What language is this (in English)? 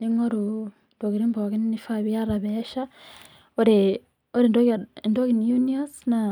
Masai